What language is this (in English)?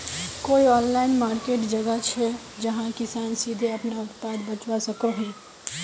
Magahi